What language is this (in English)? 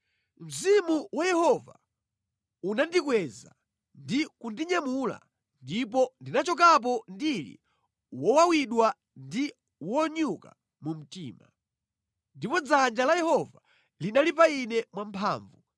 Nyanja